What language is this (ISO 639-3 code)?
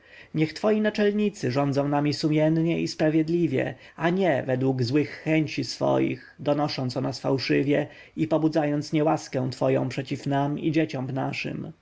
pol